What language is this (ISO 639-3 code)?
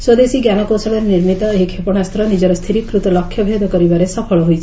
ori